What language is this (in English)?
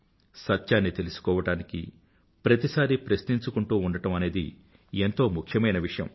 Telugu